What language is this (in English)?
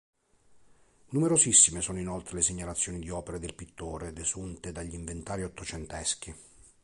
Italian